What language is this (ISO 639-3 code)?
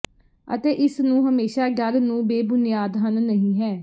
pan